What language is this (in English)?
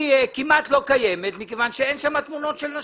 Hebrew